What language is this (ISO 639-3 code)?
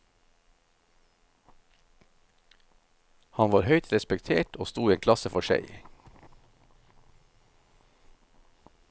nor